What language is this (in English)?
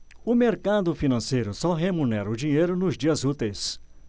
Portuguese